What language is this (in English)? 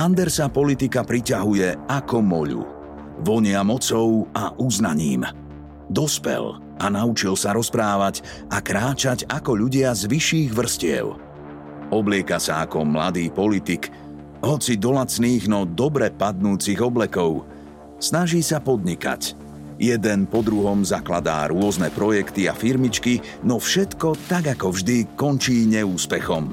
Slovak